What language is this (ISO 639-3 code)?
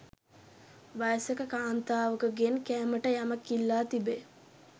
sin